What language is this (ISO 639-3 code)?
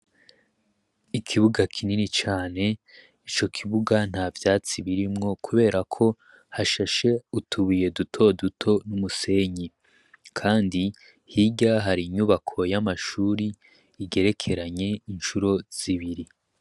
run